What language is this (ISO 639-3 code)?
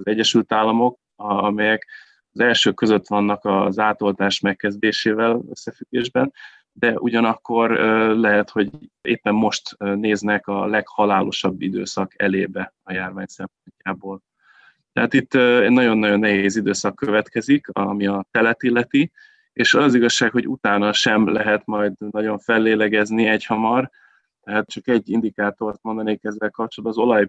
hun